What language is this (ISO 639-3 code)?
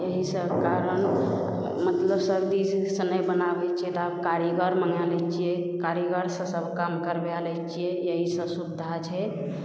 mai